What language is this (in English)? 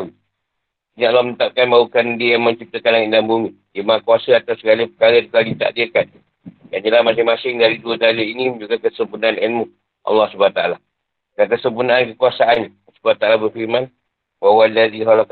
Malay